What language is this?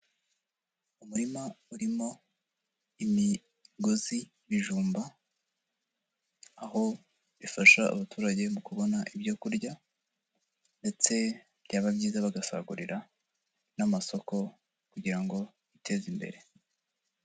Kinyarwanda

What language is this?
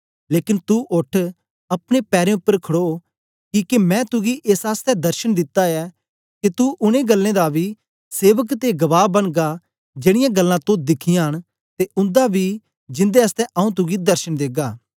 Dogri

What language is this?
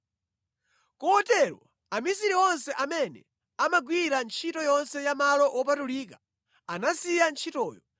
Nyanja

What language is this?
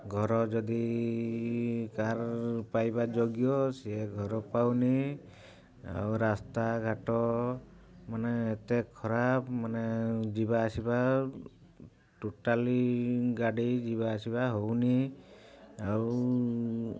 Odia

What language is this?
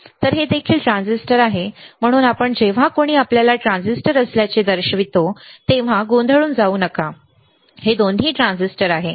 Marathi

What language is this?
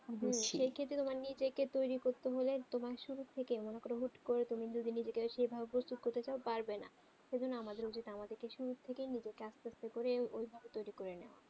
Bangla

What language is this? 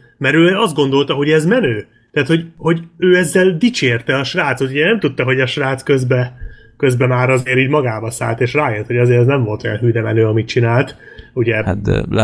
Hungarian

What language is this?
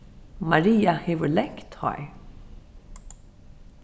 Faroese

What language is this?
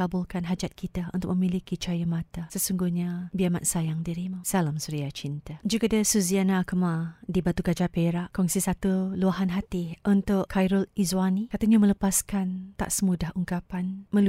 Malay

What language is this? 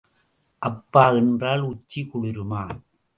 Tamil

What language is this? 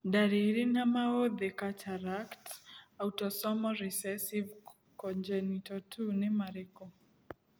Kikuyu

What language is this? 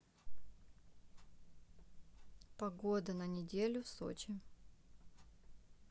Russian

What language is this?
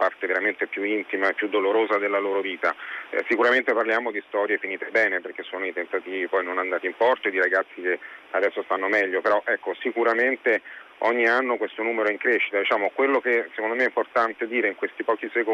Italian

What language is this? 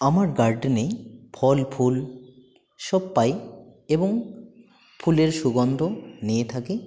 Bangla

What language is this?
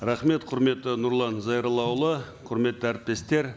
Kazakh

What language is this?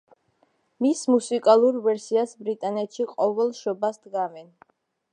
Georgian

